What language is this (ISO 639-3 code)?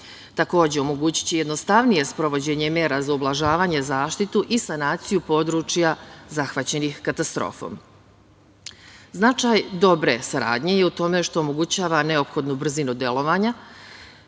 srp